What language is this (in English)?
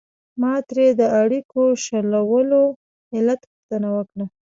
Pashto